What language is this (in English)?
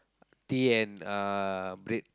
English